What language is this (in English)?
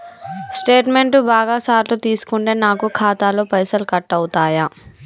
Telugu